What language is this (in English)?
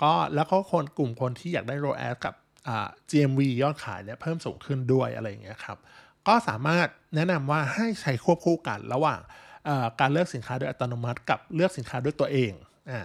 Thai